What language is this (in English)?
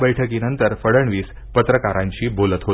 Marathi